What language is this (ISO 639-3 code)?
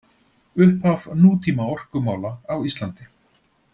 isl